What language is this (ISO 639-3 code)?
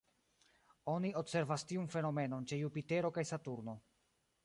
epo